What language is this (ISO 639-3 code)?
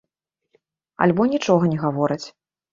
bel